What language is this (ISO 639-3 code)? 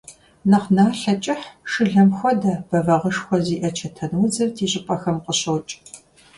kbd